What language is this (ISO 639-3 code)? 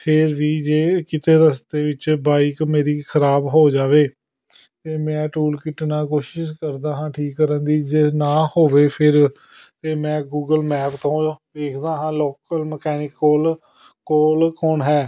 pan